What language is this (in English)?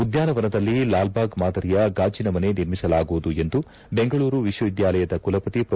Kannada